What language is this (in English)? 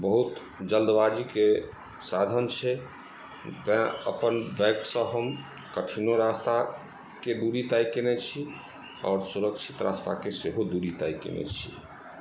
Maithili